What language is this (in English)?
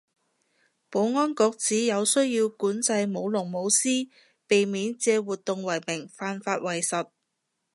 Cantonese